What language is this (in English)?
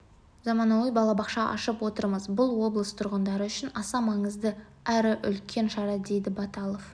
Kazakh